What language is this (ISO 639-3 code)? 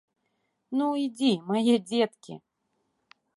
bel